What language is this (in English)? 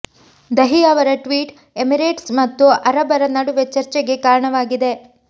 Kannada